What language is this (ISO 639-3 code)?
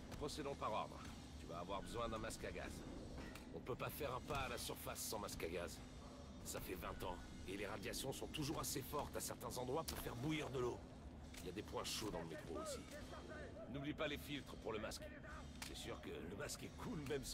fra